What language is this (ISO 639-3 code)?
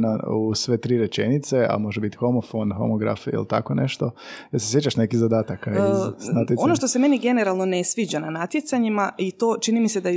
hrv